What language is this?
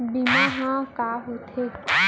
Chhattisgarhi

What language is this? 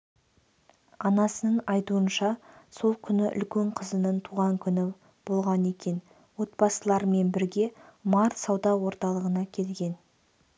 Kazakh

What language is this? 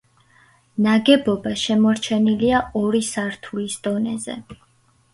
Georgian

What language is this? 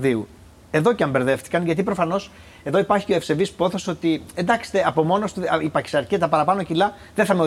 Greek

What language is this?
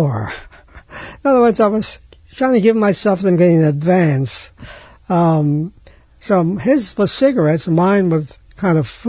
English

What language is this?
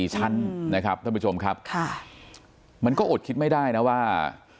Thai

